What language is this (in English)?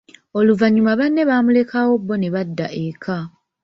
Ganda